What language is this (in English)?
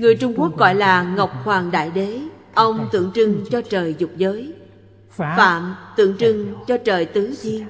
Vietnamese